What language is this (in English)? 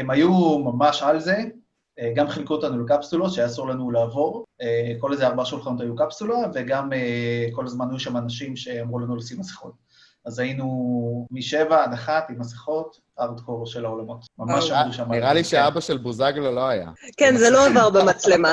Hebrew